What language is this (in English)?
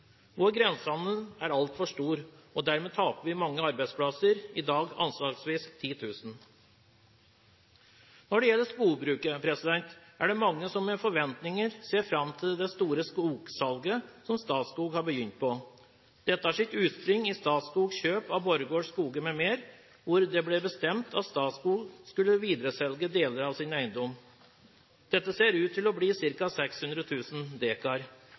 Norwegian Bokmål